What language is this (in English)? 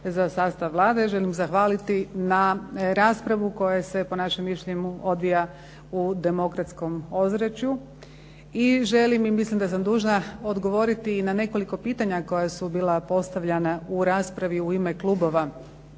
Croatian